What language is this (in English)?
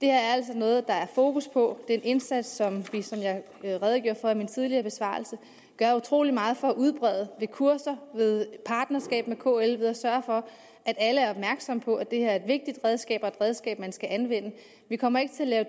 Danish